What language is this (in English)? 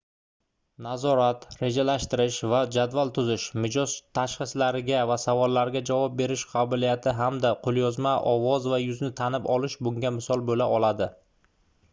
Uzbek